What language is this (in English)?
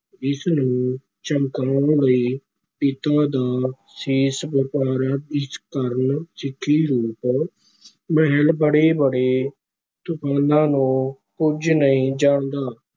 Punjabi